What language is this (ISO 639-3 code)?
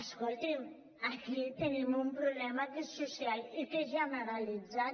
cat